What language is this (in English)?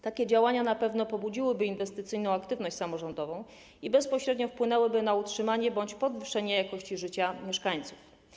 Polish